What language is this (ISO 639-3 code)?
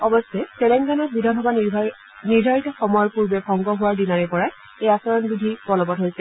asm